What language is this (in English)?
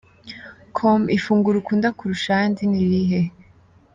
Kinyarwanda